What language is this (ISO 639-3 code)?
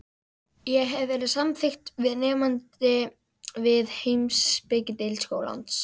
isl